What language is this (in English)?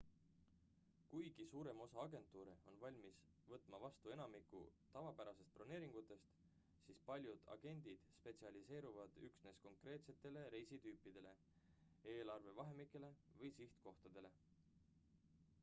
Estonian